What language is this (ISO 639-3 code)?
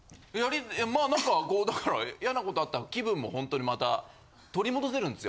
jpn